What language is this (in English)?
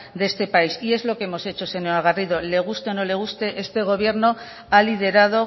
Spanish